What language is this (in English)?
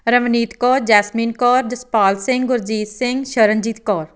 Punjabi